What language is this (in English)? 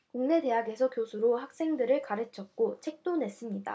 Korean